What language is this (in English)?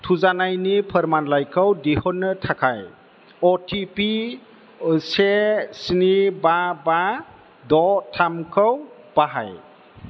Bodo